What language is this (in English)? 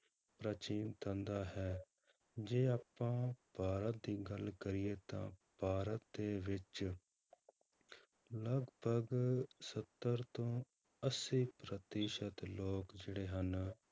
Punjabi